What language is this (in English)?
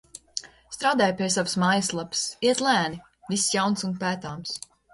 Latvian